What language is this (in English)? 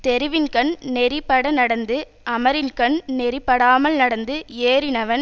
Tamil